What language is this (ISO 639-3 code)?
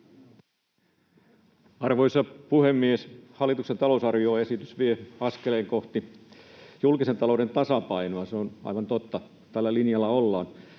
fin